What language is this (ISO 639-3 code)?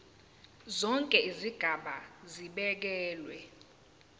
zul